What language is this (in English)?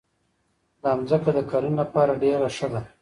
Pashto